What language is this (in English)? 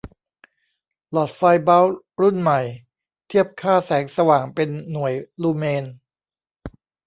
Thai